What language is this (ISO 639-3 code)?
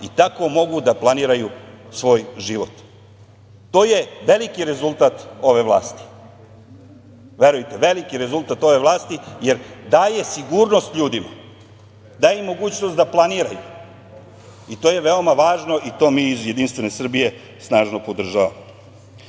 srp